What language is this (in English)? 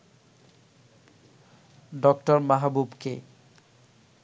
Bangla